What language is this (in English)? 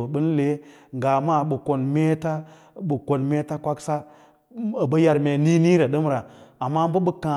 Lala-Roba